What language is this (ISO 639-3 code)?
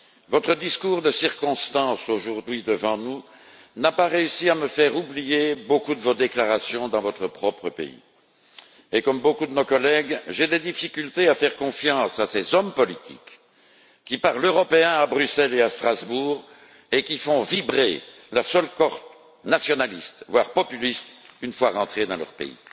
fra